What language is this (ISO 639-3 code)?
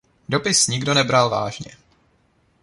ces